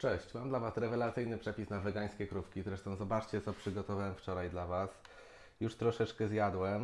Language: Polish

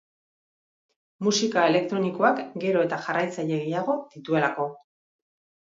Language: Basque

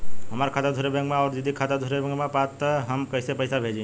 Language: Bhojpuri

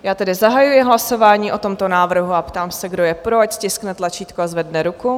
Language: Czech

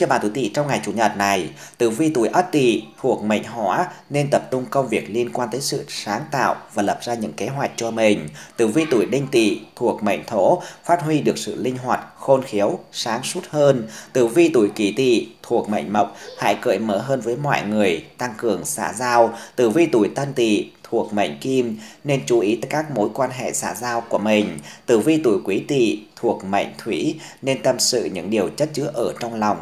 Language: Vietnamese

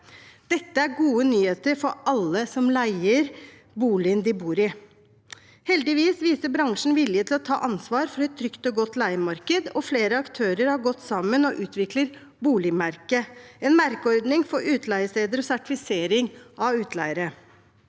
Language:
Norwegian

